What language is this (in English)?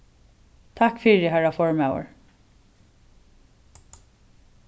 Faroese